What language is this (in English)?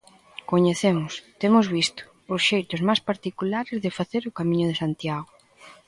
Galician